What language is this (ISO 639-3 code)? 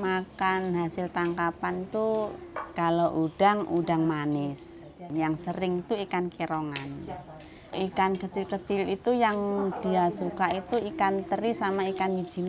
ind